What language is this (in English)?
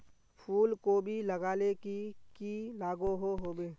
Magahi